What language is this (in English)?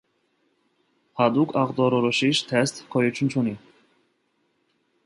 Armenian